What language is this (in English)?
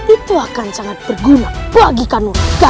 Indonesian